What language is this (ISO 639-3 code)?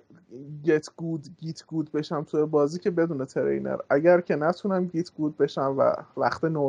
fas